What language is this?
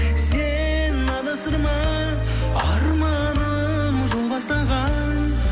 Kazakh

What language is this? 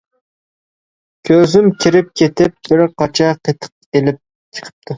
Uyghur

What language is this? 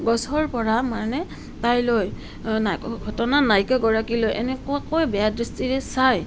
Assamese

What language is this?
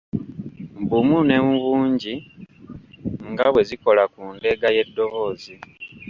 Ganda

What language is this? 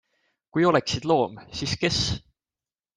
Estonian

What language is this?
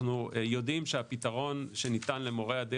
Hebrew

